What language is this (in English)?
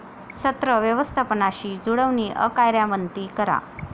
Marathi